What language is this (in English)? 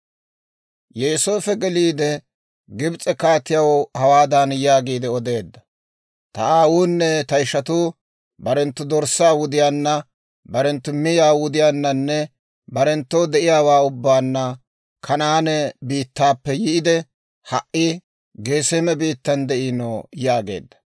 Dawro